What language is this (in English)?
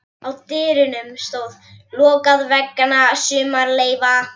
Icelandic